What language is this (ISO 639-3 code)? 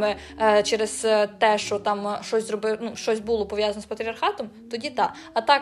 ukr